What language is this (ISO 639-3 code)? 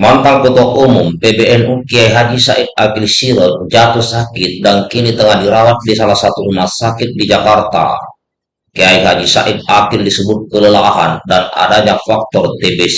ind